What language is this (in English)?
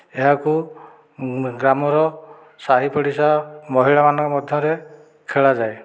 Odia